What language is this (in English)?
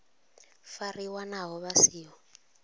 Venda